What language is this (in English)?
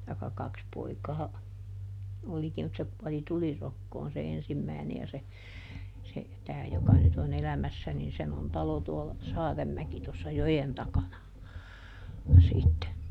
Finnish